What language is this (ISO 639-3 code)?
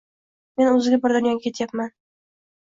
uzb